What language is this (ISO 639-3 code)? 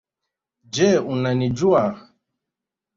swa